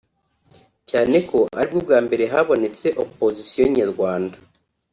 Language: Kinyarwanda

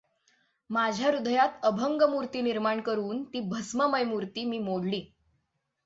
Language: Marathi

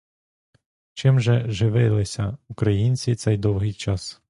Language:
Ukrainian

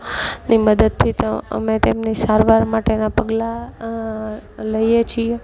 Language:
Gujarati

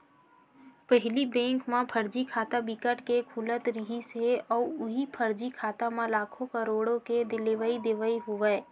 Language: Chhattisgarhi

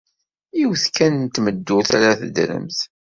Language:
Kabyle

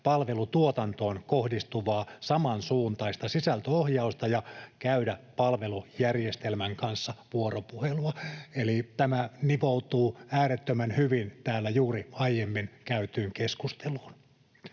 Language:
Finnish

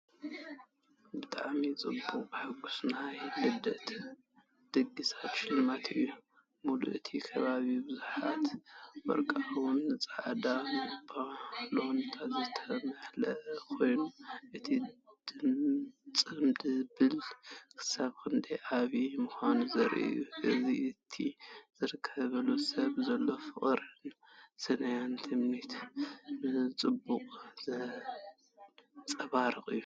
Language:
Tigrinya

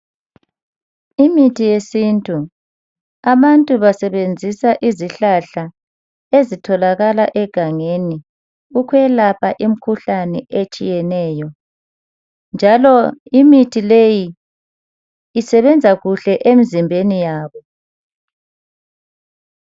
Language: North Ndebele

